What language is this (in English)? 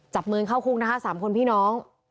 Thai